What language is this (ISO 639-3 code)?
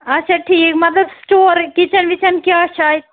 kas